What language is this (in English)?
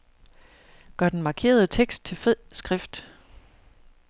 Danish